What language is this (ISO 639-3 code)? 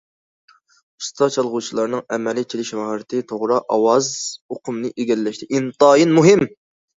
uig